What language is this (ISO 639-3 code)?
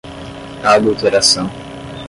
por